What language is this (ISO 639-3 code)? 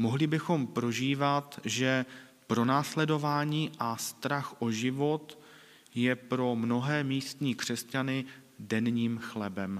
ces